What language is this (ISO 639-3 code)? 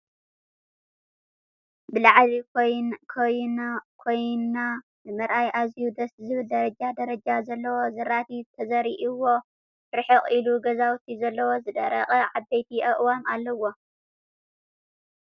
tir